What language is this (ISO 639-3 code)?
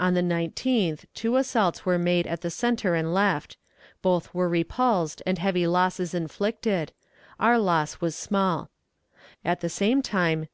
eng